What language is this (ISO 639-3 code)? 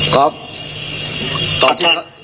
tha